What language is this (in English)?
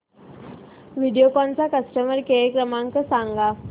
Marathi